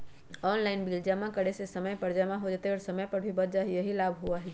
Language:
Magahi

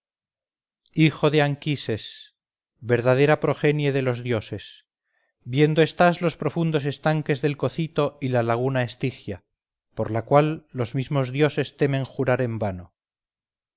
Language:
Spanish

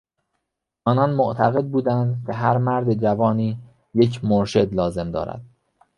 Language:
Persian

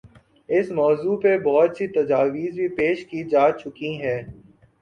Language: Urdu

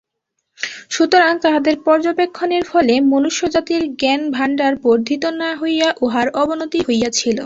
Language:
Bangla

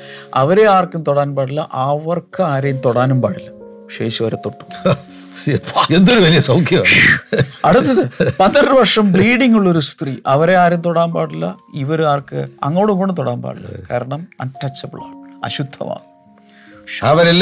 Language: Malayalam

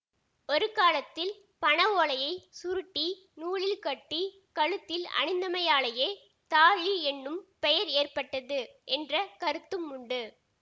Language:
Tamil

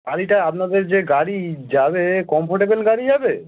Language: Bangla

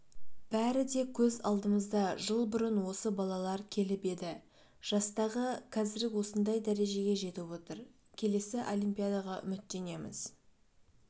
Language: Kazakh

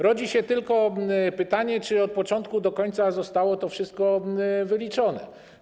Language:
Polish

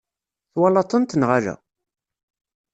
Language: Kabyle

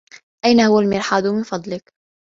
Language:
Arabic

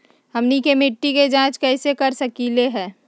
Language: Magahi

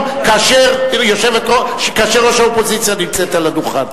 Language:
Hebrew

